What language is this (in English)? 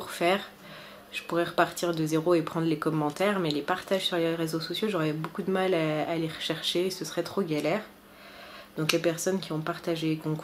French